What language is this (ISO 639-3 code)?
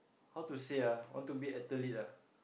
eng